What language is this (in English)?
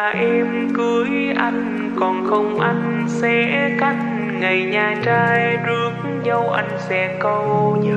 Vietnamese